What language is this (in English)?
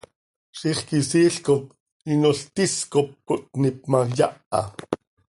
Seri